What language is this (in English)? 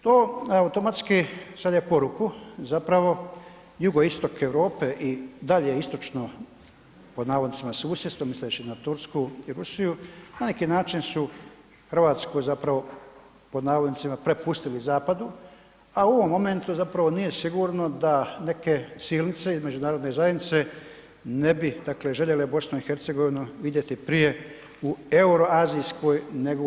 Croatian